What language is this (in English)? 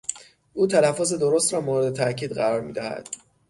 Persian